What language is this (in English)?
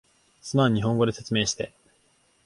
Japanese